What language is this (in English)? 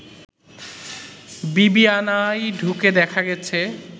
Bangla